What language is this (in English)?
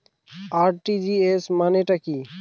Bangla